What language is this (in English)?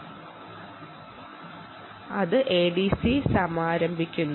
Malayalam